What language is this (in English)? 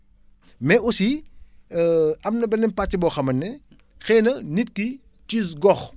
Wolof